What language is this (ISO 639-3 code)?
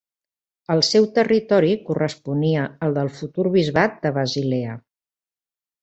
cat